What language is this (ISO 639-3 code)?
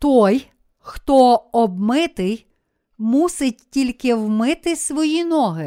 ukr